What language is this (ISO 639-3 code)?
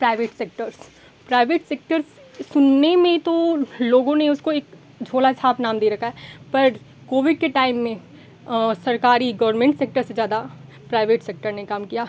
hin